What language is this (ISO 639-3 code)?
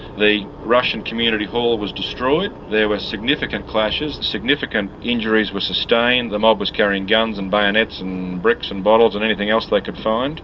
eng